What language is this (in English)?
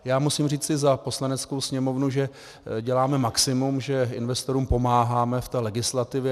Czech